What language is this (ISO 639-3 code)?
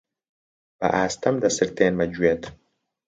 ckb